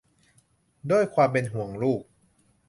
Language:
Thai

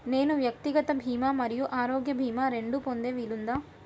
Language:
Telugu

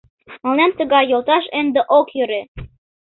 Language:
Mari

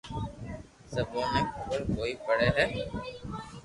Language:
Loarki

